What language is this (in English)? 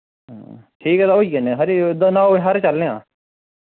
Dogri